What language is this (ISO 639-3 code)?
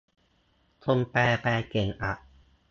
tha